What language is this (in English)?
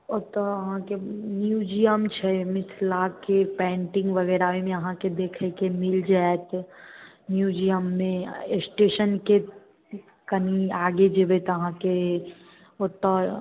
Maithili